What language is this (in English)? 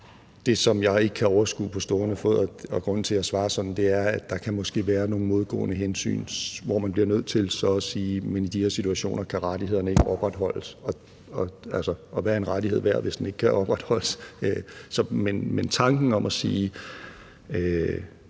Danish